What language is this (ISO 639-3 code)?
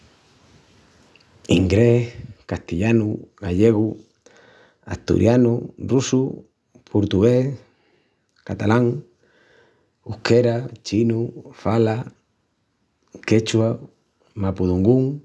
ext